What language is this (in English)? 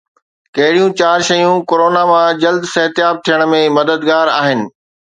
Sindhi